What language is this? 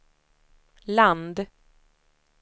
Swedish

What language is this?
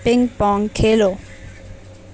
Urdu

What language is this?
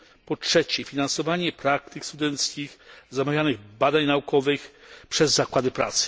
Polish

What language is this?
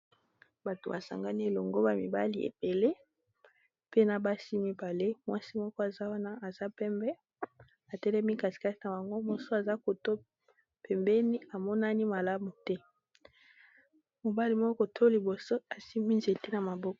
Lingala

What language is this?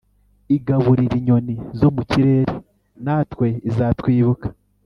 Kinyarwanda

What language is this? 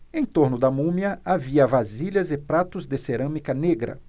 Portuguese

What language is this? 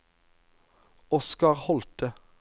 Norwegian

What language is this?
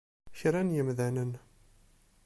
Kabyle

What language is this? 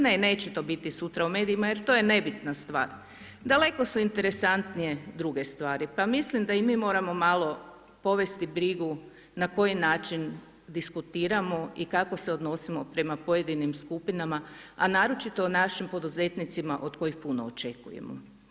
Croatian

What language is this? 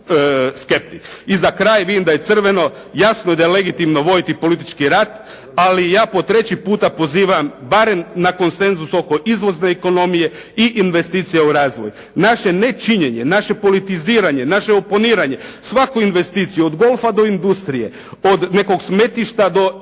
Croatian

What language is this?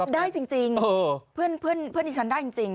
Thai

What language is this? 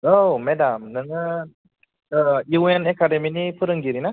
Bodo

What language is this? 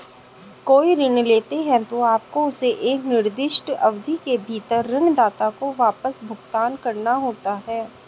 Hindi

